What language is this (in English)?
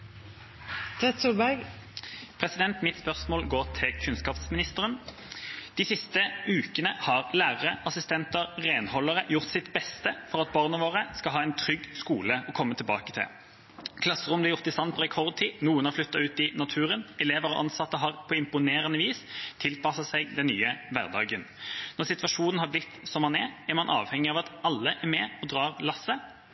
Norwegian Bokmål